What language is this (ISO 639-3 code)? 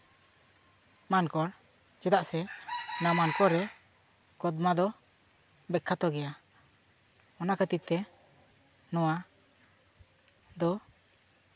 sat